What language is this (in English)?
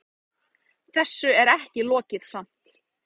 Icelandic